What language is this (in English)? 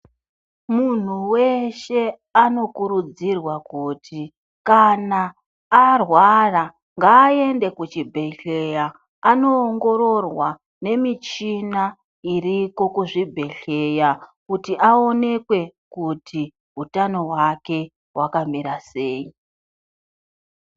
Ndau